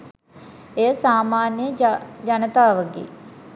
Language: Sinhala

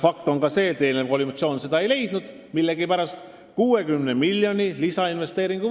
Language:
Estonian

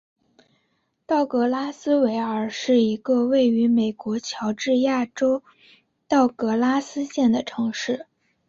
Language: Chinese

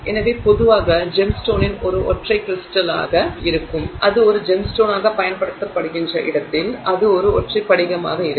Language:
Tamil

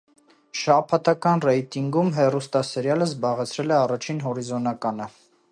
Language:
Armenian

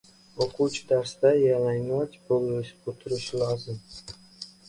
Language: Uzbek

